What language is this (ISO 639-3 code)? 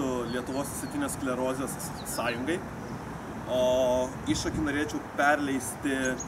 lit